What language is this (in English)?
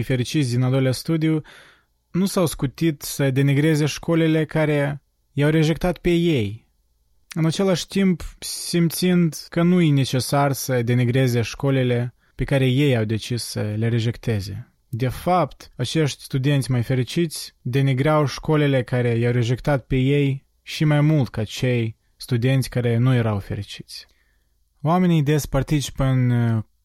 Romanian